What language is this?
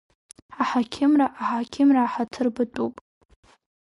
Abkhazian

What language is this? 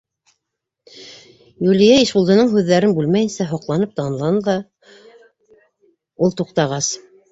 Bashkir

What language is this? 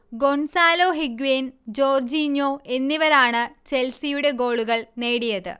Malayalam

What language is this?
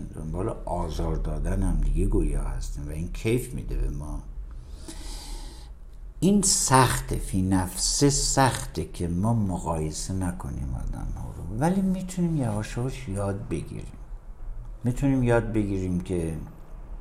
Persian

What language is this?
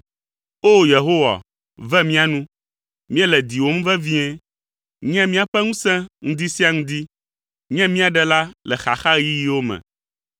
Ewe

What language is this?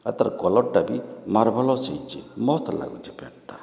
Odia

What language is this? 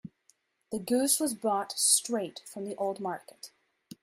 English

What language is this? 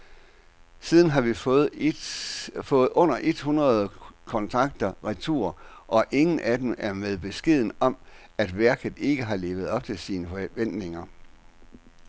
Danish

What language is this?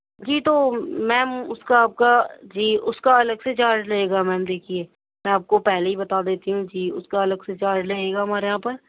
Urdu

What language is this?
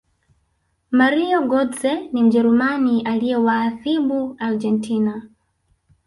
Swahili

